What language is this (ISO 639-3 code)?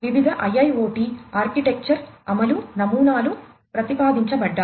tel